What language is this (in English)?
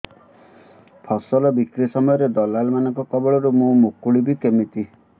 Odia